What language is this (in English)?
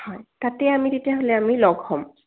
Assamese